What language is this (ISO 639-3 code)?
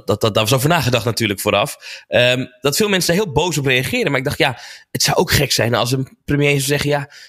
nld